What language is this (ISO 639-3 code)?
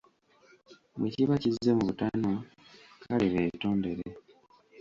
lug